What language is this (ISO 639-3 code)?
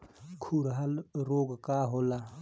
bho